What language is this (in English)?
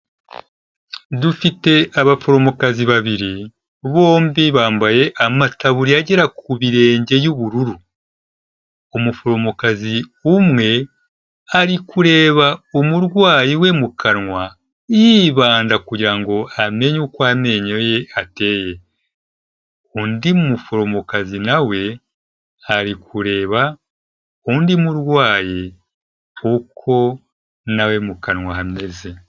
Kinyarwanda